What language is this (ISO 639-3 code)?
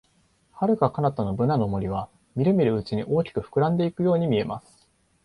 jpn